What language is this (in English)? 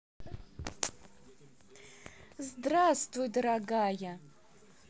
Russian